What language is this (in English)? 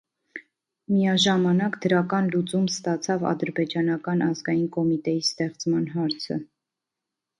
Armenian